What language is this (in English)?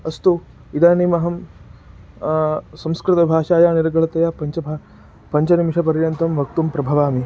Sanskrit